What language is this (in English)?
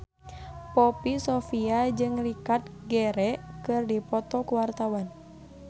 Sundanese